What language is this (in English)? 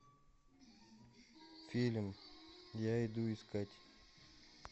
Russian